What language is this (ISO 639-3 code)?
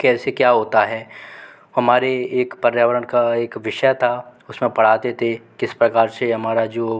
hin